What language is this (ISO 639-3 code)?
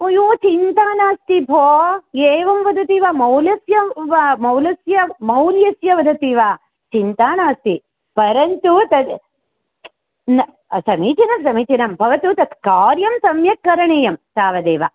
san